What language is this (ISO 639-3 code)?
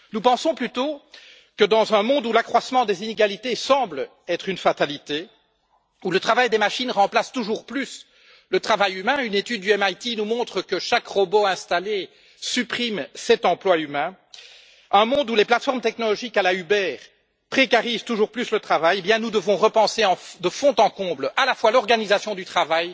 fra